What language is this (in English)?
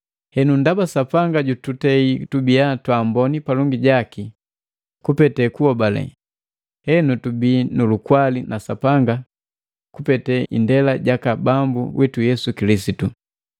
Matengo